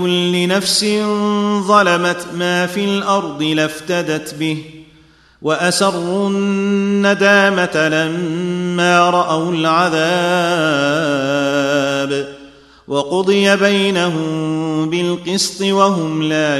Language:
Arabic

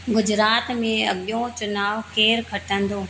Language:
Sindhi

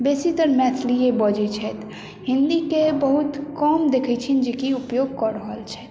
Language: Maithili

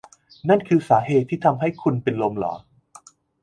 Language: Thai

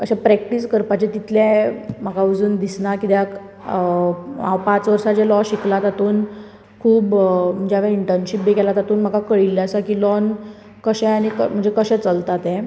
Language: Konkani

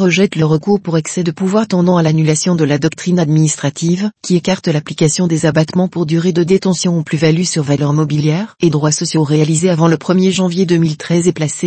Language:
French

